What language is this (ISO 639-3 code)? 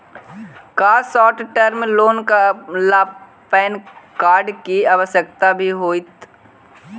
mag